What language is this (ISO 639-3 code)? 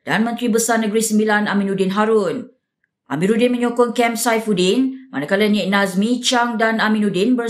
msa